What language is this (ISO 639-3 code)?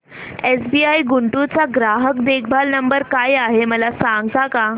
mar